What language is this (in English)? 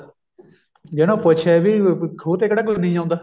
Punjabi